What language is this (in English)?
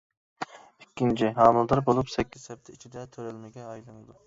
Uyghur